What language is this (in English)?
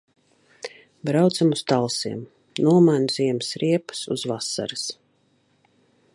Latvian